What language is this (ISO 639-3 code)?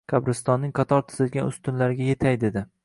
uzb